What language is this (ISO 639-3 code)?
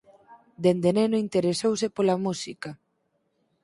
glg